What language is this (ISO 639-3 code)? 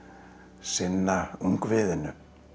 isl